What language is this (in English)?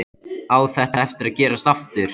Icelandic